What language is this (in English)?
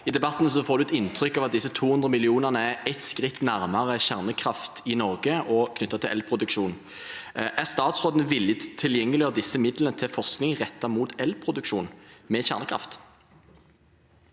Norwegian